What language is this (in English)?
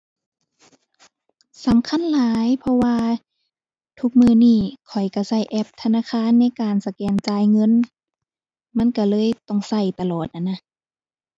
Thai